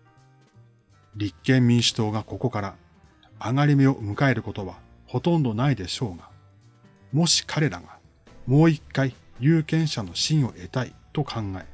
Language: Japanese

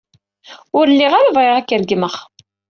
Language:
Kabyle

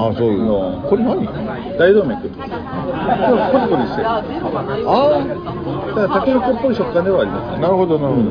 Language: Japanese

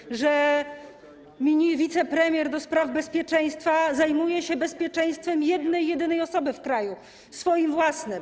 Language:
Polish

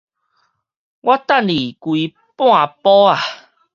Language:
Min Nan Chinese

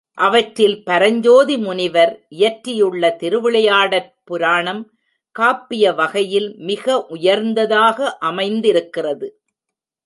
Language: Tamil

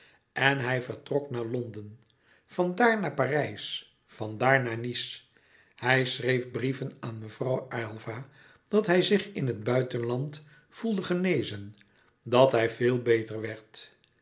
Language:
Dutch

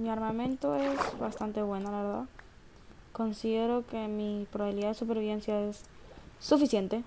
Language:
Spanish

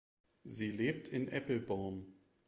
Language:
German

